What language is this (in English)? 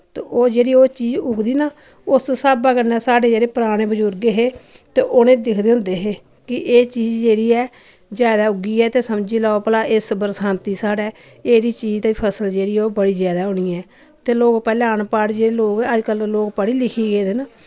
Dogri